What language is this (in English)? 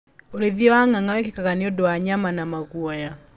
Kikuyu